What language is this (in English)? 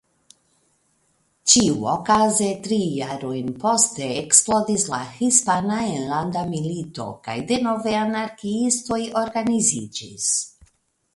Esperanto